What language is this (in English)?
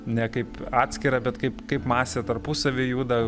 Lithuanian